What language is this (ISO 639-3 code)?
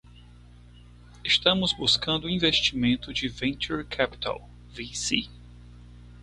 por